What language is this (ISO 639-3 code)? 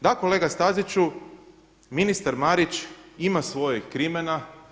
hrv